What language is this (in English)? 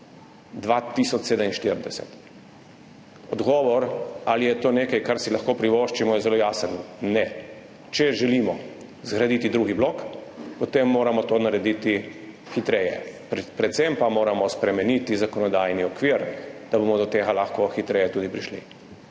Slovenian